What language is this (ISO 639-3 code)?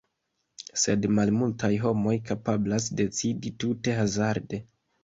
epo